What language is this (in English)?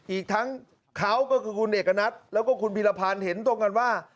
Thai